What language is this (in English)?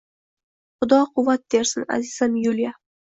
Uzbek